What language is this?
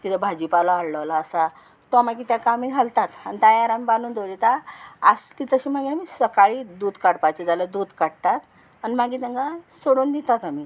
Konkani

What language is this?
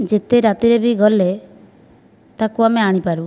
Odia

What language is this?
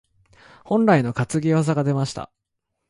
Japanese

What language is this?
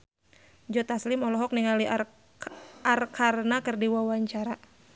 Sundanese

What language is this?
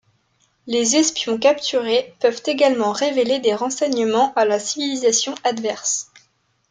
French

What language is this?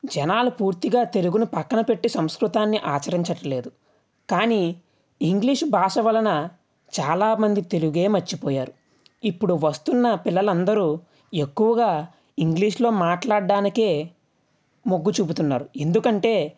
Telugu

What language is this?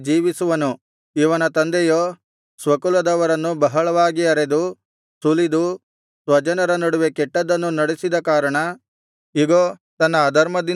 Kannada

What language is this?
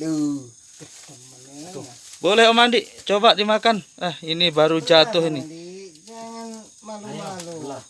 Indonesian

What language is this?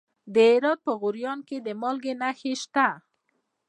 Pashto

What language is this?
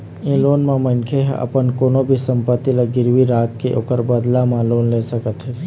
Chhattisgarhi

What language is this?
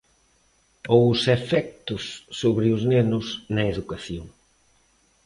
Galician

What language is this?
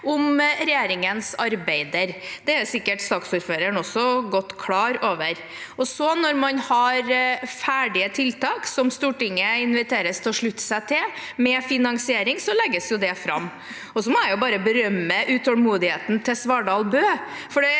Norwegian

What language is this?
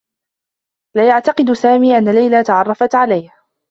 Arabic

